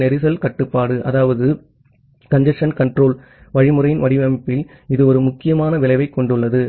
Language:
Tamil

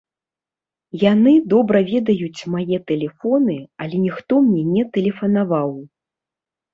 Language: Belarusian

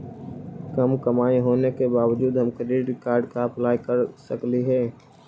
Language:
Magahi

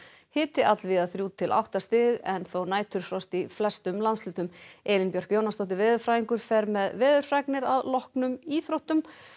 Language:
Icelandic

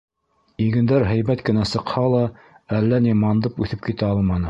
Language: Bashkir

